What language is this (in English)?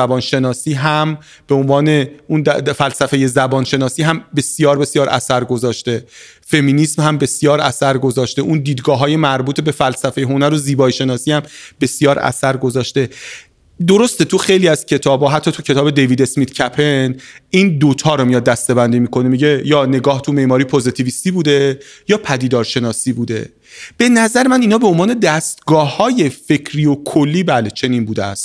Persian